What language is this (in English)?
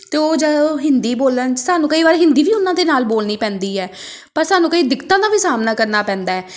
Punjabi